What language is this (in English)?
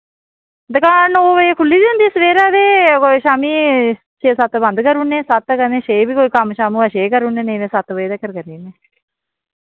Dogri